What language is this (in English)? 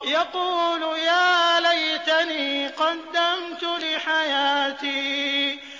Arabic